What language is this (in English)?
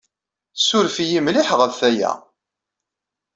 Kabyle